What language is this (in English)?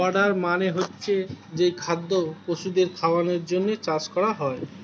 Bangla